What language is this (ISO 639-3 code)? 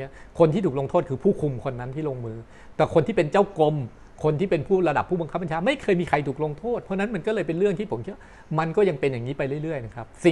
tha